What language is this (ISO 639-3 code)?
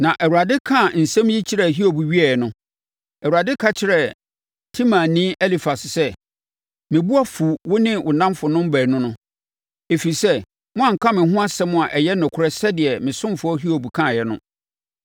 aka